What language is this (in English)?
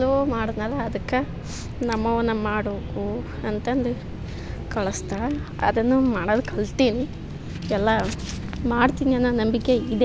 Kannada